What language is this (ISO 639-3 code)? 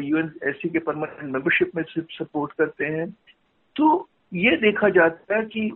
hin